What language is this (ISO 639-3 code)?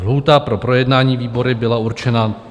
ces